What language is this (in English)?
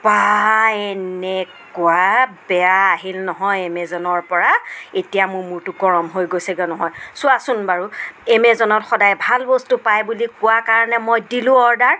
Assamese